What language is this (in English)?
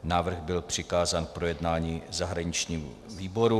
Czech